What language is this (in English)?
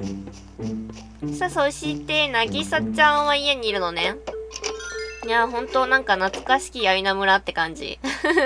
Japanese